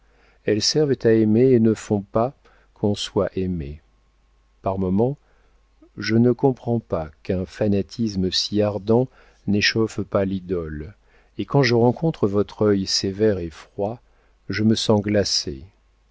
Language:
French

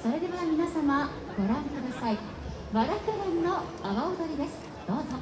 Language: Japanese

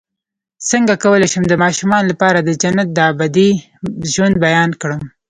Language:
Pashto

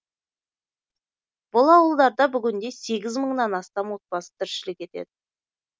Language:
Kazakh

